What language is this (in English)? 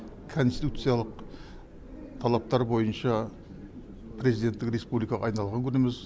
Kazakh